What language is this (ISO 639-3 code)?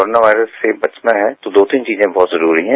hin